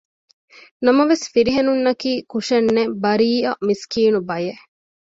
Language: Divehi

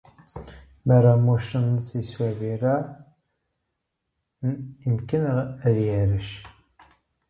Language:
Dutch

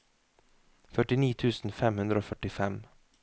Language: Norwegian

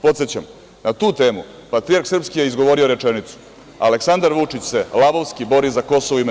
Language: Serbian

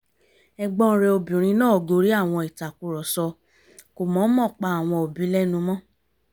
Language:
Yoruba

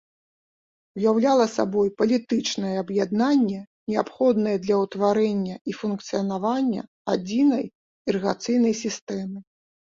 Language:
Belarusian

